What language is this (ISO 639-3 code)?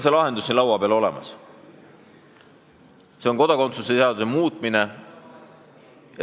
est